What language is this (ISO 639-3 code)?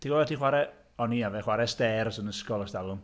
cym